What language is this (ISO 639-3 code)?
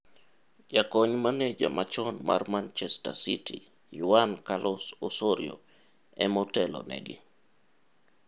luo